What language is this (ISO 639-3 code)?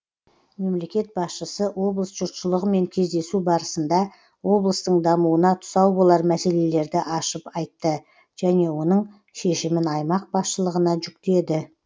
kaz